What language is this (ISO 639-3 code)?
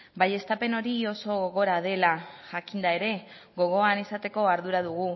eus